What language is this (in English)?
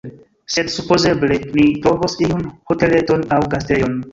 Esperanto